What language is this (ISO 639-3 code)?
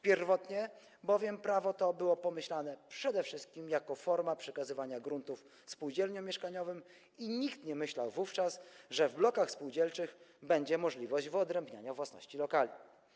pol